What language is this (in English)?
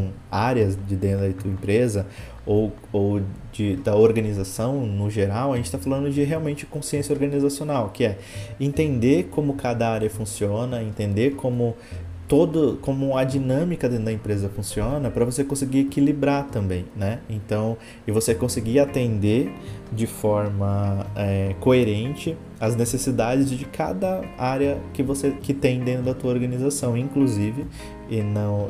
Portuguese